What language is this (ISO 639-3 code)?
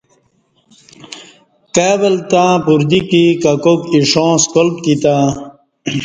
bsh